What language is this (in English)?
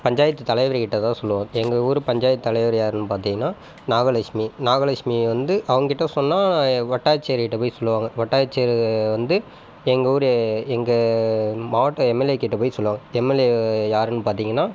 Tamil